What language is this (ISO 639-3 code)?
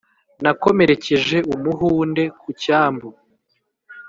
kin